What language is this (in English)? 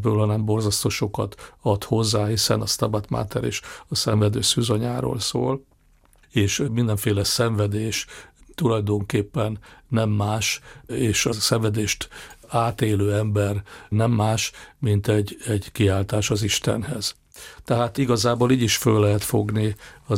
Hungarian